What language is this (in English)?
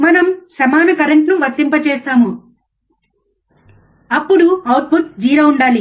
Telugu